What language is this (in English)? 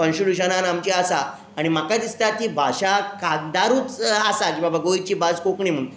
Konkani